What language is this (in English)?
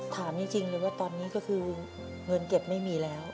Thai